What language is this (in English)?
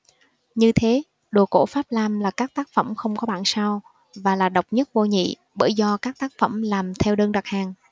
Vietnamese